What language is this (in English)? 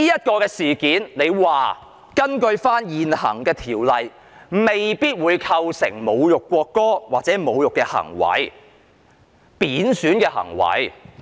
Cantonese